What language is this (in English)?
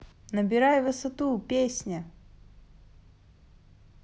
Russian